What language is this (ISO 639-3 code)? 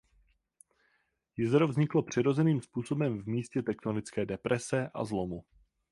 ces